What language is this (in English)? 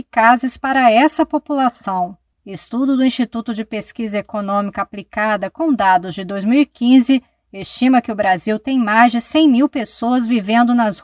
Portuguese